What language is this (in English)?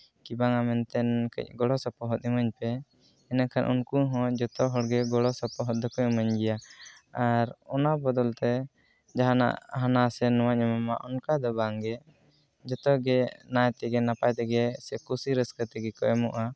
Santali